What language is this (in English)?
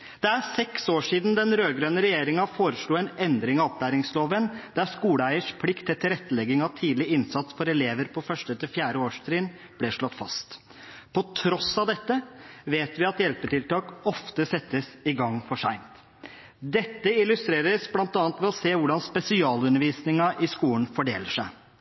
Norwegian Bokmål